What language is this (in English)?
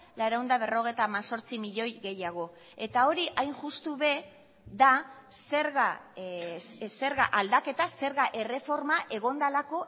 Basque